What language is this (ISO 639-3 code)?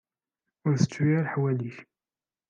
kab